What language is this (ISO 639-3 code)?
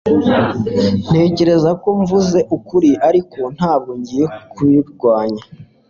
kin